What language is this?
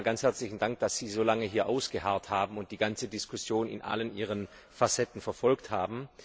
German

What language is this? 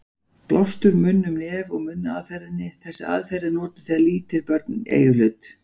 Icelandic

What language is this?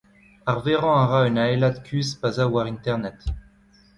Breton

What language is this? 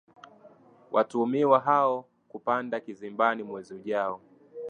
Swahili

